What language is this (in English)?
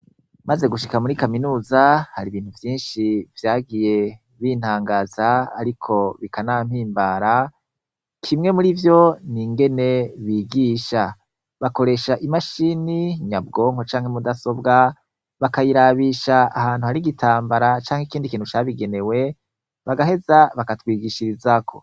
Rundi